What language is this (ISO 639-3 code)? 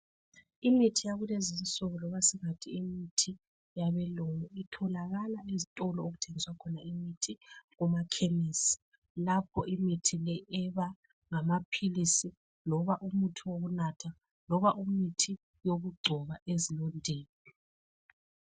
nde